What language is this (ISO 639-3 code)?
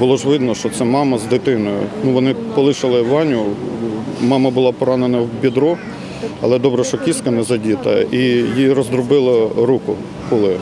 ukr